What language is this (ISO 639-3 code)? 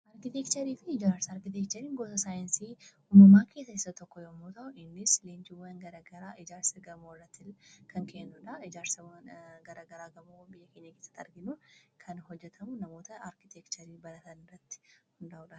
orm